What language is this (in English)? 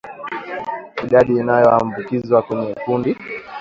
Swahili